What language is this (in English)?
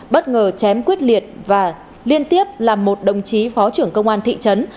Vietnamese